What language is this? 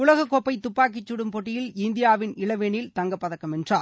Tamil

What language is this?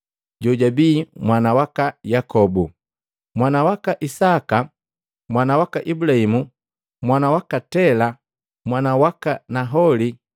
Matengo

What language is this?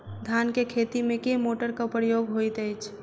Maithili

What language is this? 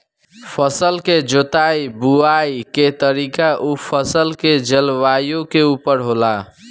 Bhojpuri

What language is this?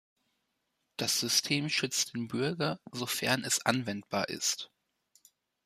German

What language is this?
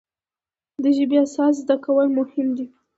Pashto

